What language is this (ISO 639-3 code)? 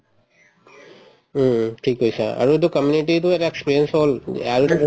asm